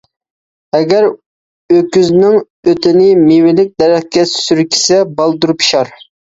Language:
Uyghur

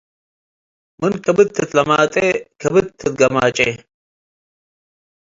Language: Tigre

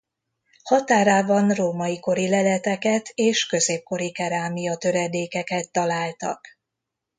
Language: Hungarian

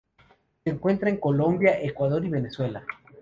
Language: Spanish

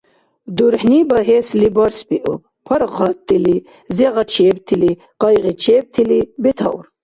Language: Dargwa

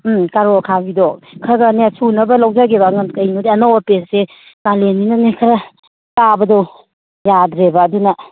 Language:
Manipuri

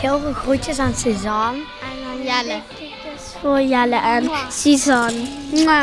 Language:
Dutch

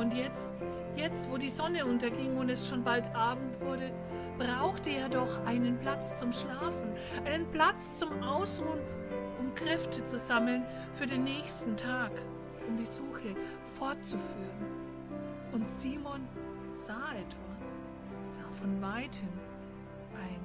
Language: German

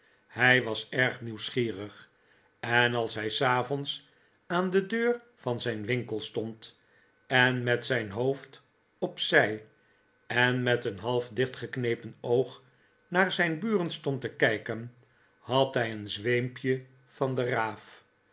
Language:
Dutch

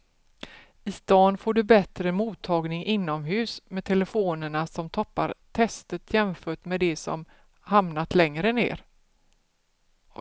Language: Swedish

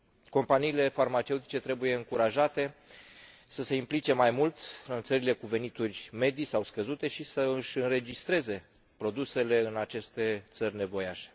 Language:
Romanian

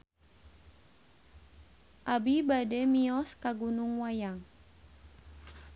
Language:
Sundanese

